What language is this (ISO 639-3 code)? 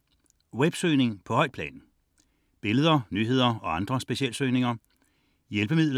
dan